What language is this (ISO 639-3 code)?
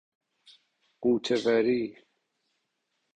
fas